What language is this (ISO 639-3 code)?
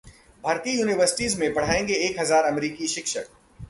hin